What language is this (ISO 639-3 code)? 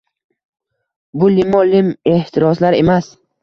uzb